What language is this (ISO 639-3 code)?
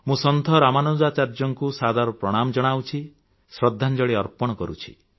ori